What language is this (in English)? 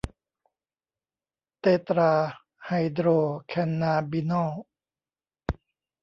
Thai